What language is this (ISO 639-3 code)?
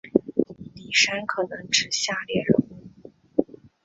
zho